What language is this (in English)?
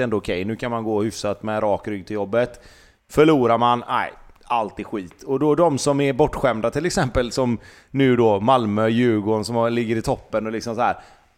Swedish